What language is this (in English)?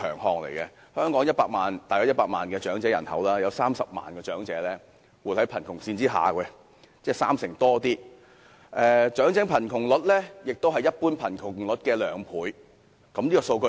Cantonese